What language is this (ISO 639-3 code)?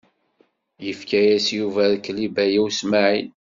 kab